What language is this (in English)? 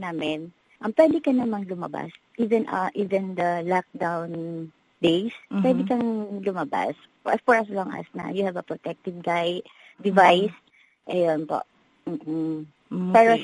Filipino